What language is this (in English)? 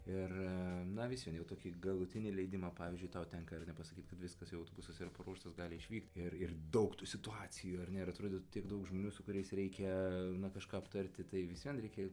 Lithuanian